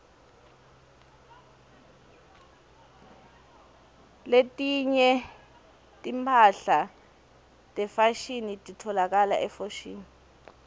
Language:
Swati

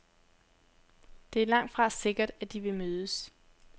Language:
Danish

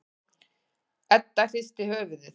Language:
Icelandic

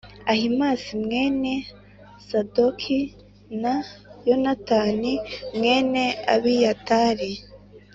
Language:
Kinyarwanda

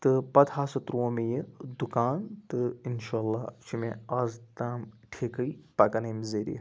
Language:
Kashmiri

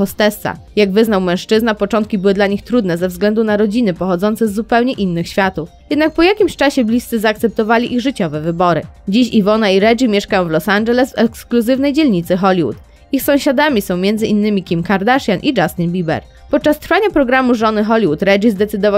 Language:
Polish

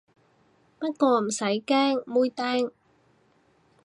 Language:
Cantonese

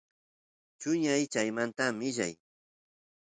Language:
Santiago del Estero Quichua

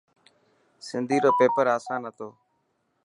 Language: Dhatki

